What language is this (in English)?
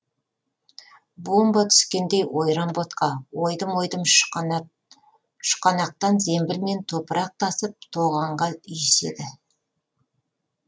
Kazakh